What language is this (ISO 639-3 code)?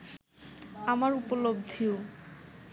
ben